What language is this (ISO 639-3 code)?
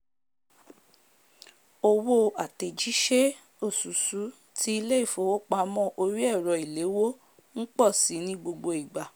yor